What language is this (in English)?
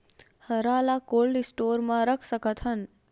Chhattisgarhi